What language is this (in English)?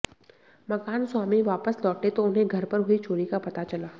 Hindi